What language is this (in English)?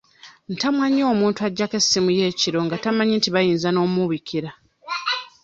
Ganda